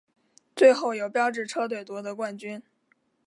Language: Chinese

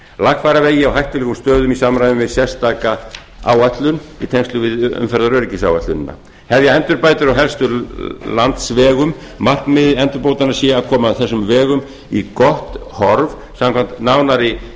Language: Icelandic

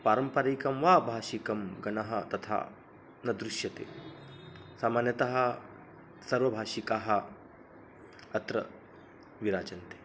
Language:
Sanskrit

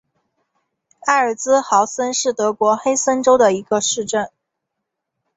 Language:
Chinese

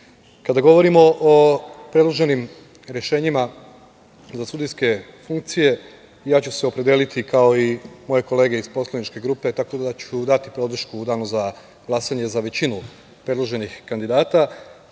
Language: Serbian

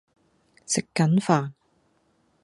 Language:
Cantonese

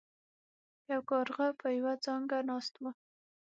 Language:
Pashto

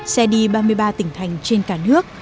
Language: Vietnamese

